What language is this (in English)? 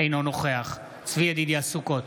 Hebrew